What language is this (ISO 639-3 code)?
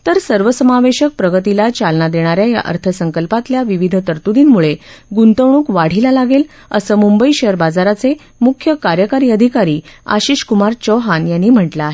mar